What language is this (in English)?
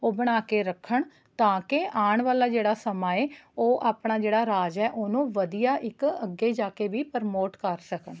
Punjabi